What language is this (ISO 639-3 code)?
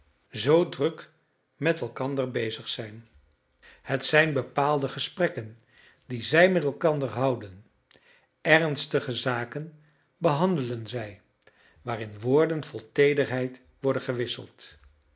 nld